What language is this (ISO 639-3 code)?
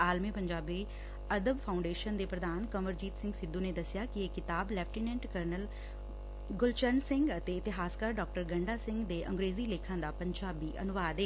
pan